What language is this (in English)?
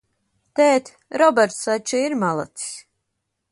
Latvian